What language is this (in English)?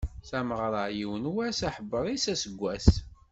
Kabyle